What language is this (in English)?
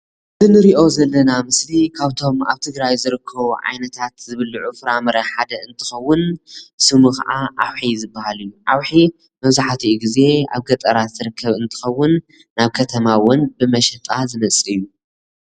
Tigrinya